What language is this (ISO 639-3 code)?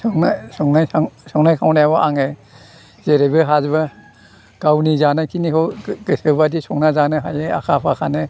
brx